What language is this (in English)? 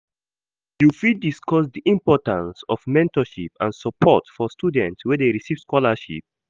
Nigerian Pidgin